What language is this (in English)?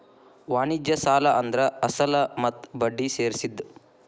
Kannada